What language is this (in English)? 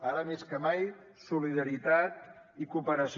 Catalan